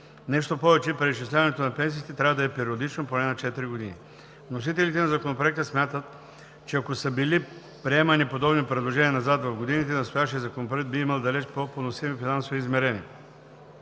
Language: Bulgarian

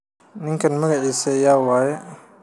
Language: Somali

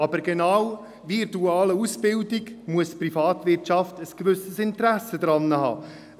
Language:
Swiss German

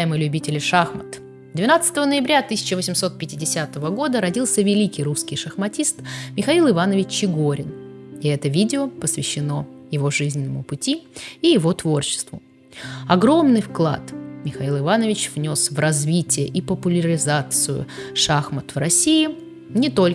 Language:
Russian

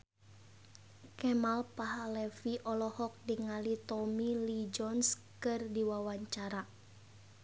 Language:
Sundanese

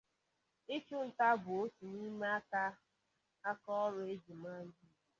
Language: Igbo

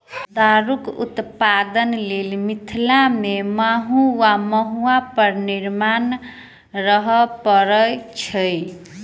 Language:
Maithili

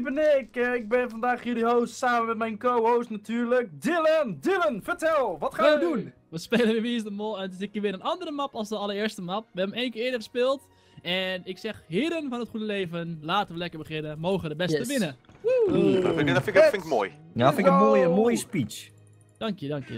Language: Dutch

